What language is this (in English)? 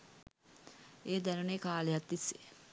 Sinhala